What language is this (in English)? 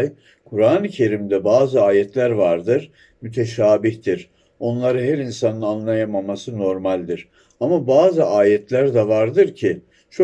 Turkish